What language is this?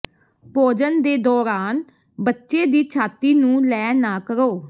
Punjabi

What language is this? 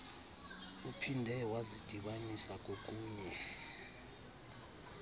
Xhosa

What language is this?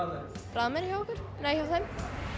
Icelandic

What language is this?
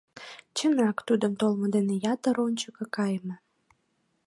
Mari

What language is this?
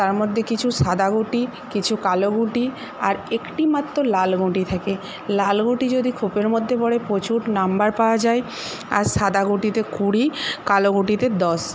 Bangla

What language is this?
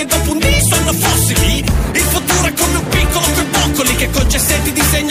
Greek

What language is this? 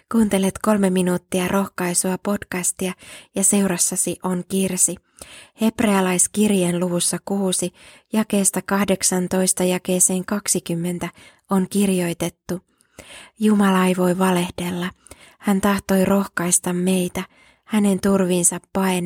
Finnish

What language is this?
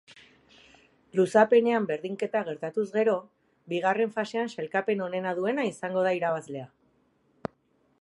Basque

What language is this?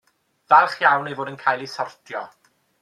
Welsh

